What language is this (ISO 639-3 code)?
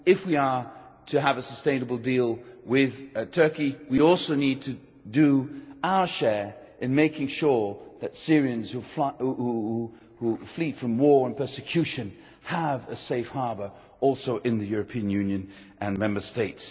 eng